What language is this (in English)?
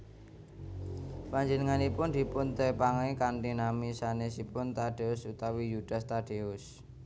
Javanese